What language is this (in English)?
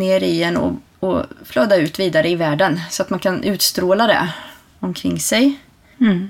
Swedish